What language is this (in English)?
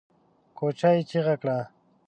Pashto